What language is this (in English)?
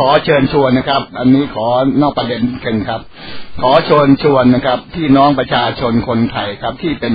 Thai